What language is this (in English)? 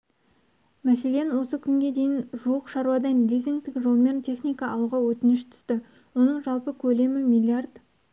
Kazakh